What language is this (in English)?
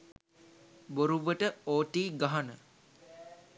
Sinhala